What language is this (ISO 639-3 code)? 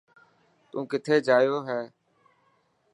mki